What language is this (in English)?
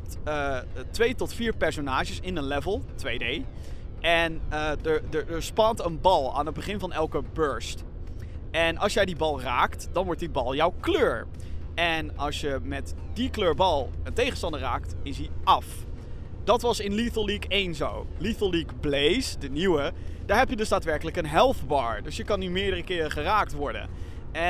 Dutch